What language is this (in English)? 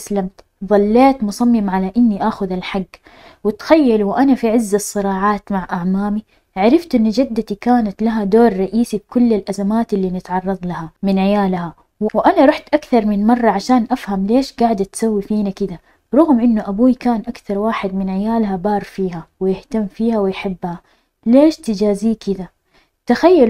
Arabic